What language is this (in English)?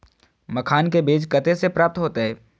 Maithili